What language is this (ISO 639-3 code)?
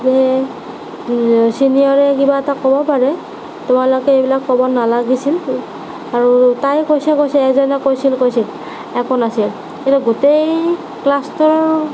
asm